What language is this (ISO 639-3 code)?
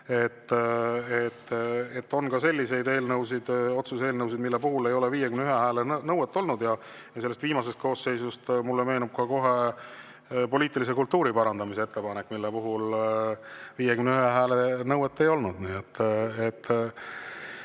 est